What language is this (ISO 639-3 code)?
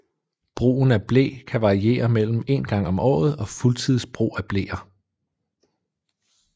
dan